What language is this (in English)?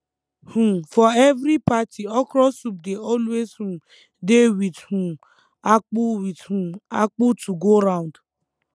Nigerian Pidgin